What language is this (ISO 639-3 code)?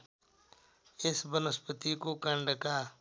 nep